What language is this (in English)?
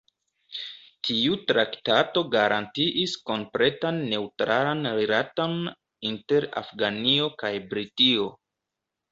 Esperanto